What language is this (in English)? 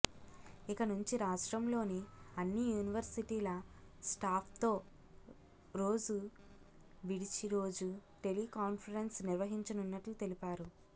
Telugu